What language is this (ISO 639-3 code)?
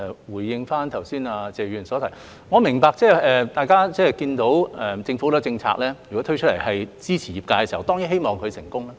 yue